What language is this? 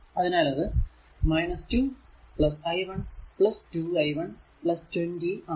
Malayalam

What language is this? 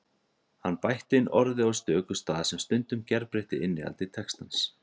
Icelandic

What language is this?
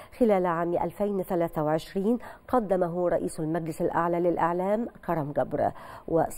Arabic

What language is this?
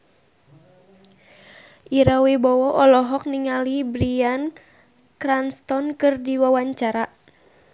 Sundanese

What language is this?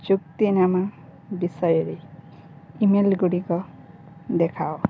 Odia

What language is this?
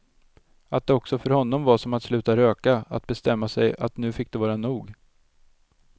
Swedish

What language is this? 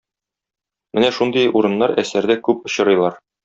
Tatar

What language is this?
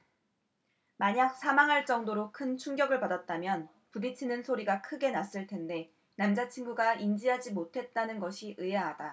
Korean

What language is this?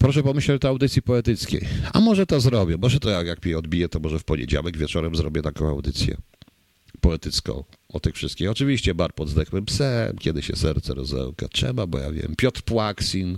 Polish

